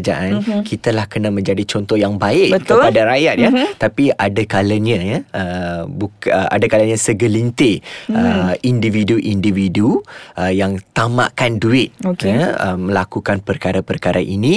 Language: Malay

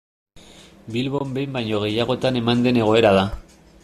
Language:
Basque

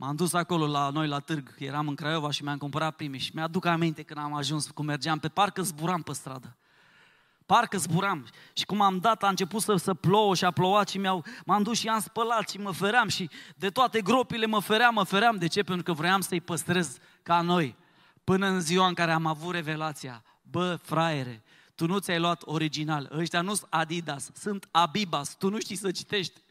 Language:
Romanian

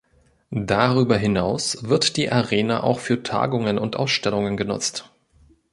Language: German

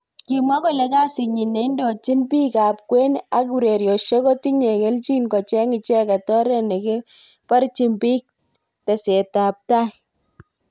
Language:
Kalenjin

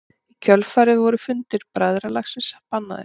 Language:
Icelandic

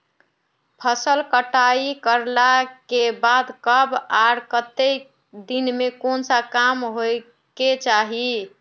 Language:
Magahi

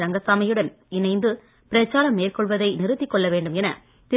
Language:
Tamil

